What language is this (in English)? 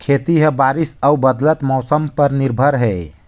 Chhattisgarhi